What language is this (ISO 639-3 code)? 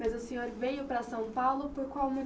por